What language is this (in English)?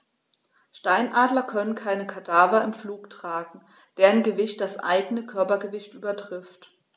German